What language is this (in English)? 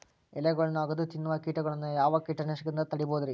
Kannada